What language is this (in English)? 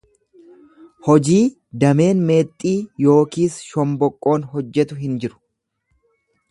Oromo